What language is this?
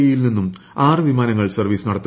Malayalam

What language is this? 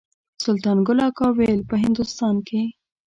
Pashto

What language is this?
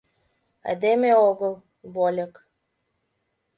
Mari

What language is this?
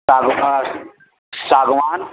Urdu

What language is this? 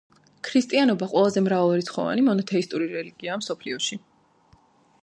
Georgian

